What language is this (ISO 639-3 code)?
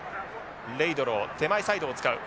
jpn